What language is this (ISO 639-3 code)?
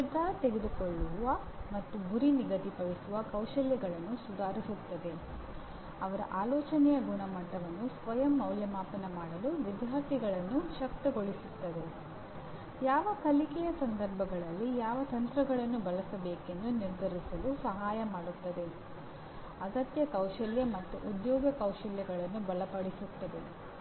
kan